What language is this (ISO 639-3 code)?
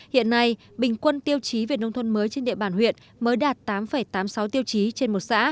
vie